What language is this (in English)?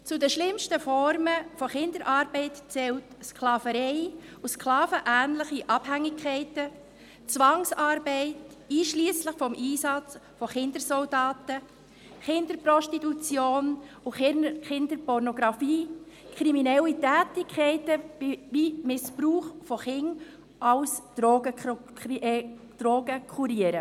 Swiss German